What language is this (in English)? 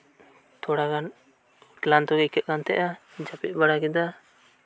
Santali